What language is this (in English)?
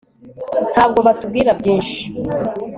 Kinyarwanda